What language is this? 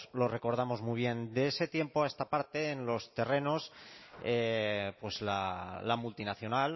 Spanish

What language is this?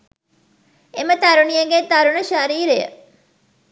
Sinhala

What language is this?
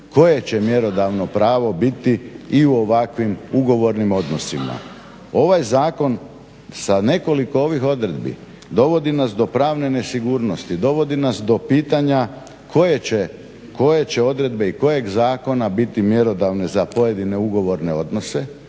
Croatian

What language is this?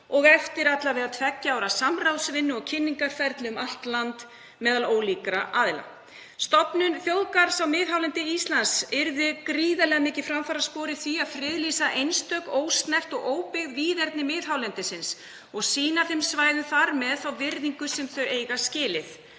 Icelandic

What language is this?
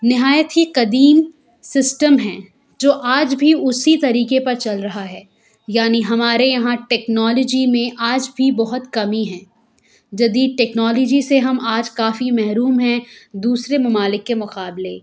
Urdu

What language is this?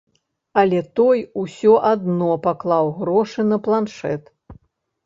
Belarusian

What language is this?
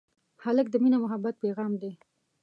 Pashto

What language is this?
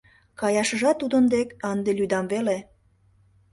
Mari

